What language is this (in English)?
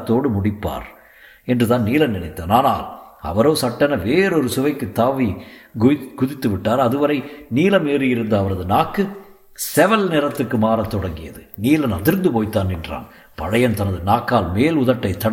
Tamil